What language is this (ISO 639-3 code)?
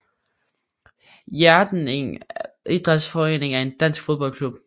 dan